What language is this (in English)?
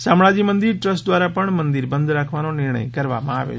Gujarati